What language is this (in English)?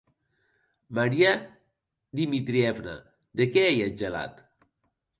Occitan